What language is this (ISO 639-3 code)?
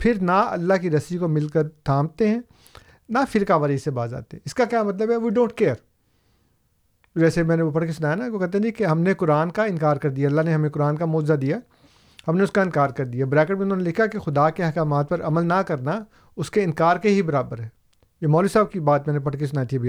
urd